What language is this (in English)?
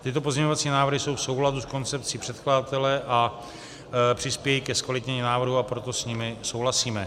Czech